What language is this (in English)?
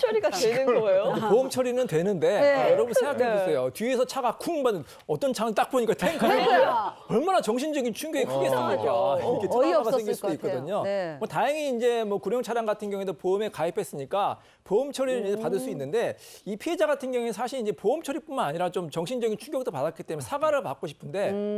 Korean